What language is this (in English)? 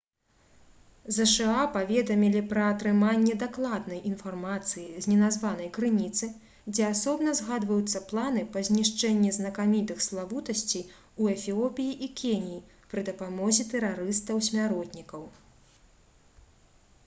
Belarusian